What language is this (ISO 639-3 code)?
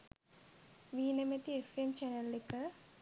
sin